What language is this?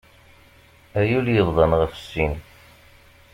Kabyle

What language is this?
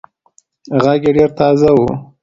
Pashto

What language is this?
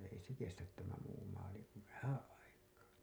Finnish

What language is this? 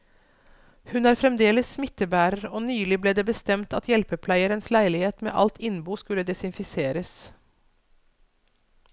Norwegian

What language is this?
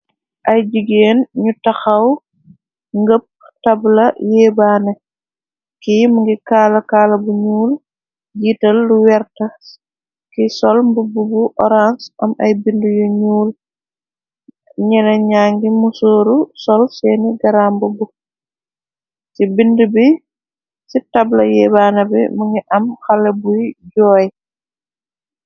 Wolof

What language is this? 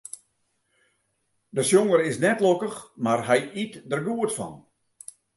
Western Frisian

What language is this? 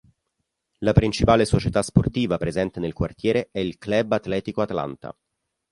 Italian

